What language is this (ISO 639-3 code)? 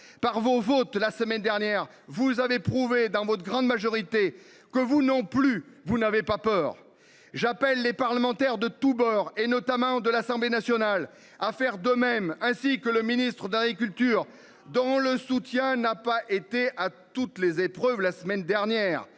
fra